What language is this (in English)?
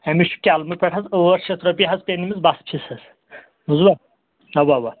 Kashmiri